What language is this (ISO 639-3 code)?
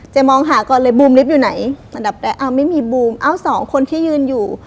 tha